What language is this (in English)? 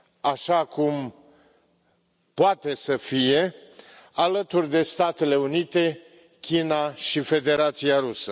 Romanian